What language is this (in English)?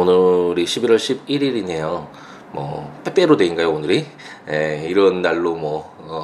Korean